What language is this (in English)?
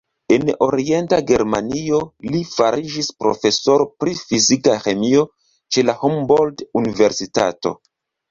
Esperanto